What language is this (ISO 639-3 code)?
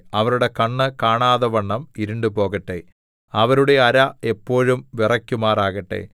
mal